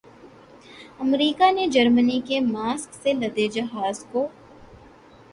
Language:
Urdu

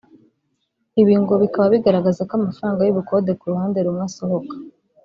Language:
Kinyarwanda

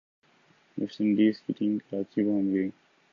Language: Urdu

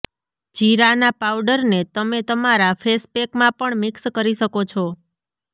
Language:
Gujarati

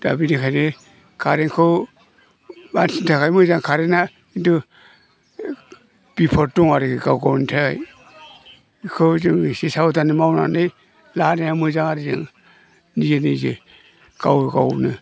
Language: Bodo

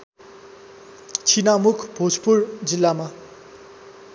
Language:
Nepali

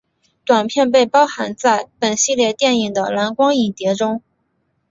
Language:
Chinese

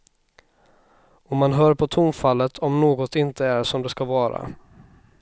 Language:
Swedish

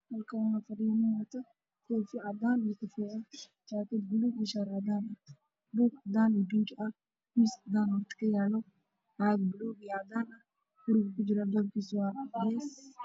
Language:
Somali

